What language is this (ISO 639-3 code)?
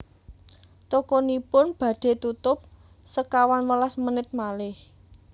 jav